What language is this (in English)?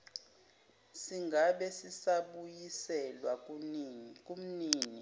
Zulu